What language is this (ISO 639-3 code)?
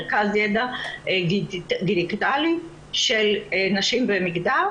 heb